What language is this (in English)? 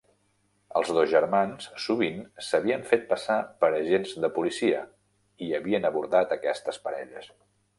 Catalan